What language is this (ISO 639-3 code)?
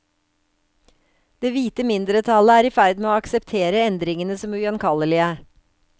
nor